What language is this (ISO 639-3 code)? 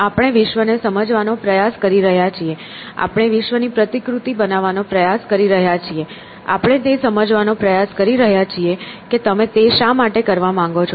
guj